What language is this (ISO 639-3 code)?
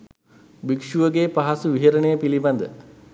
sin